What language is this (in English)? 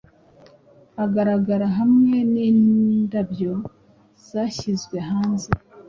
Kinyarwanda